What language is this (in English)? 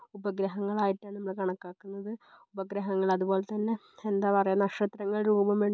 Malayalam